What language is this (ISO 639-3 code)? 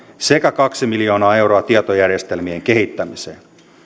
fin